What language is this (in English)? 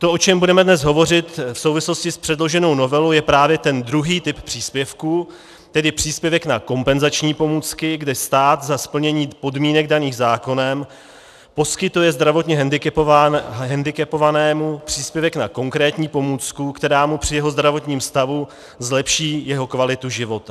Czech